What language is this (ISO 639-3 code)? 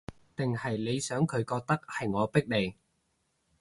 yue